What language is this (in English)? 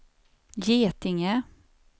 Swedish